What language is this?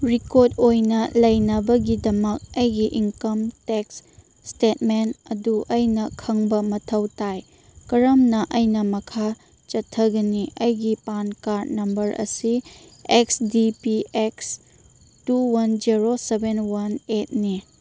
Manipuri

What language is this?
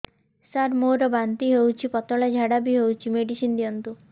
Odia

